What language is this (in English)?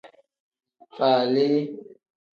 Tem